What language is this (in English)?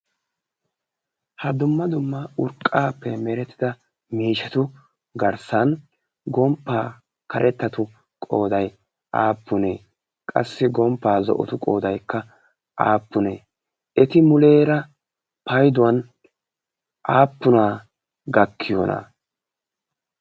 Wolaytta